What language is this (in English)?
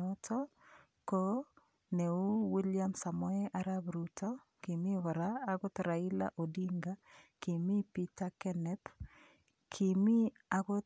Kalenjin